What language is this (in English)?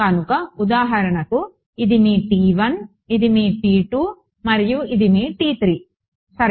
Telugu